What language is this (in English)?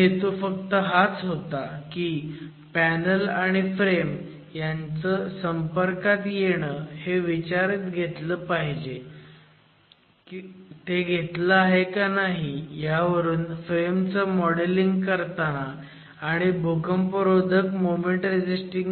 Marathi